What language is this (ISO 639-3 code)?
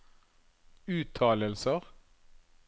nor